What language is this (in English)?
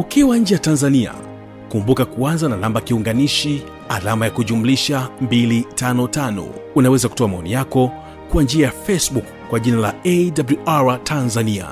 Swahili